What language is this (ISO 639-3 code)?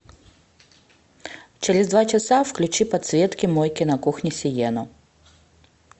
rus